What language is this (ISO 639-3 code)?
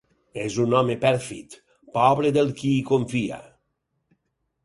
cat